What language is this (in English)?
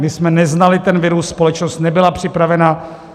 Czech